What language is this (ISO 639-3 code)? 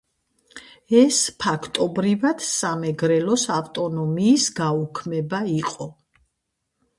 kat